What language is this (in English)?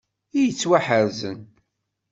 Kabyle